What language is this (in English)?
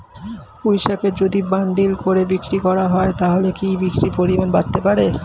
Bangla